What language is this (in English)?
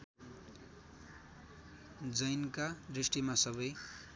Nepali